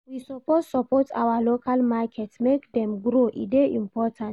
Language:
Nigerian Pidgin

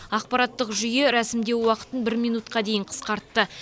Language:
Kazakh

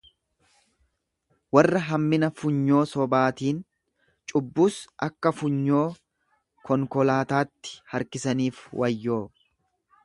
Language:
Oromo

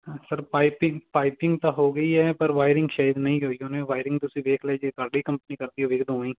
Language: Punjabi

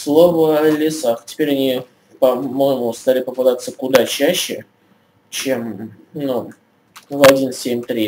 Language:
Russian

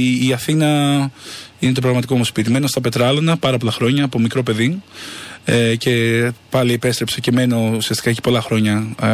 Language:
Greek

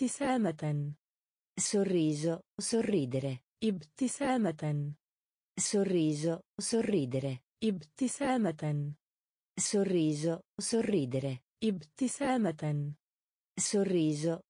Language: Italian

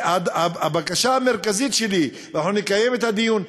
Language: Hebrew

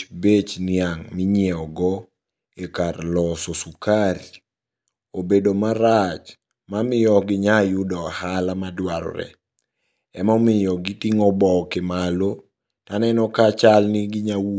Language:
Luo (Kenya and Tanzania)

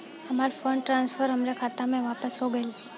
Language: Bhojpuri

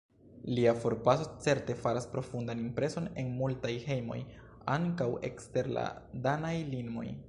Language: Esperanto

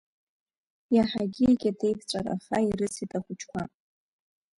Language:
Abkhazian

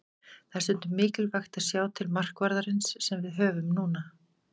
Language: Icelandic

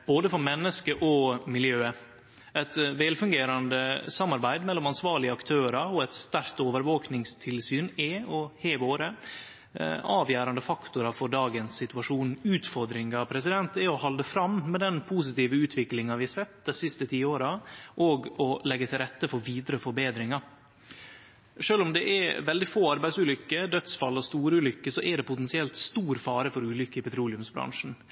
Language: Norwegian Nynorsk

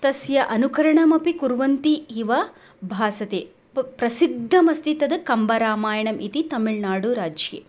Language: Sanskrit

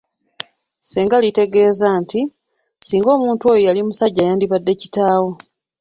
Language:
Ganda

